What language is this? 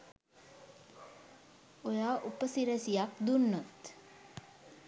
Sinhala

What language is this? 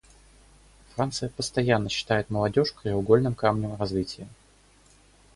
Russian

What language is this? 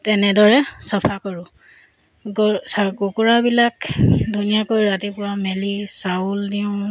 Assamese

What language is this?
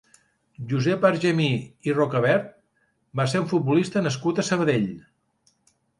Catalan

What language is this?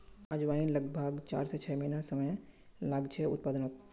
Magahi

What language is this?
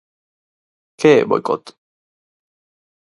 Galician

